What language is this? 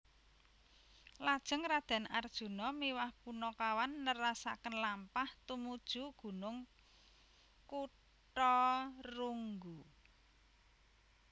Javanese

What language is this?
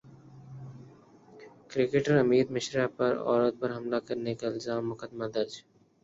Urdu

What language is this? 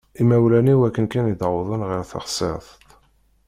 Kabyle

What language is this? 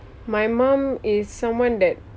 English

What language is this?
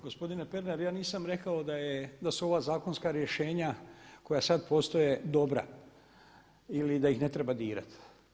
Croatian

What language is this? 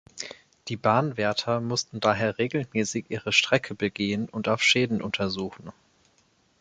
German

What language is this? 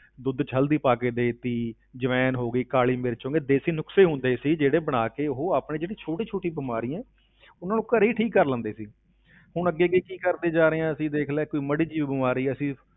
Punjabi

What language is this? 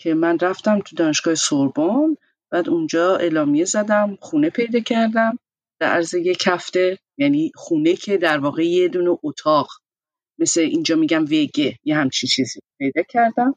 Persian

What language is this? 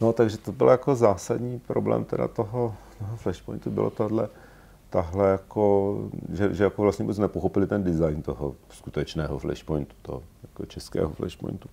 Czech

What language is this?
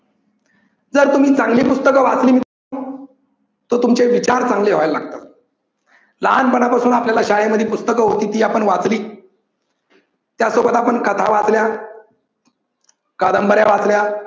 Marathi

